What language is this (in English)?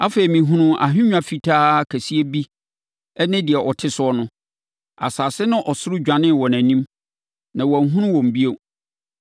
Akan